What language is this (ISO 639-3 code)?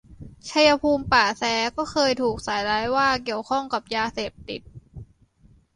tha